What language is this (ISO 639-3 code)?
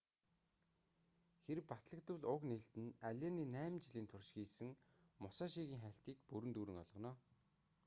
mon